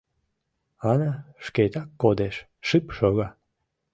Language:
Mari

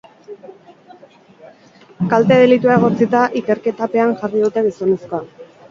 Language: Basque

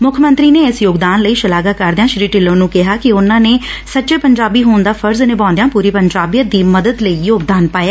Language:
Punjabi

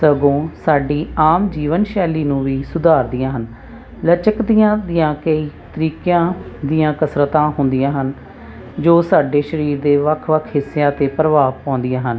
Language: Punjabi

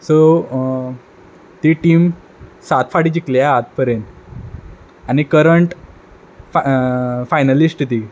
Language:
Konkani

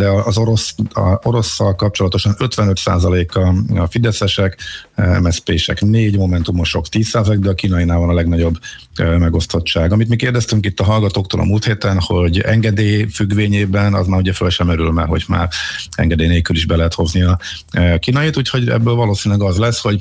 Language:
Hungarian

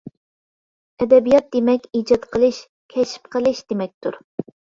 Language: Uyghur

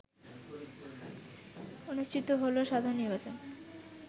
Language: Bangla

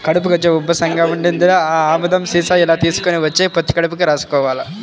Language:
Telugu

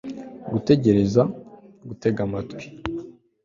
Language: Kinyarwanda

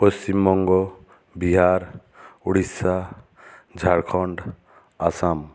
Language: Bangla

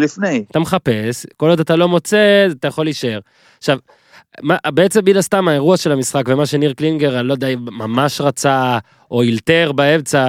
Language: Hebrew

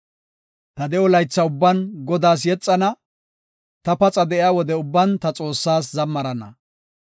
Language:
Gofa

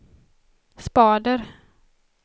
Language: Swedish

